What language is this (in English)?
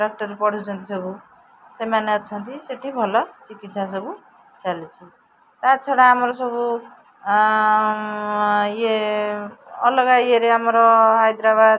Odia